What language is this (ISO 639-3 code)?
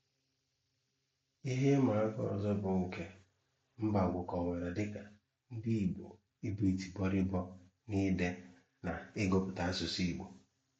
ibo